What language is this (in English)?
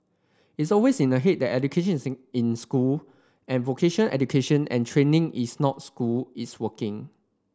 English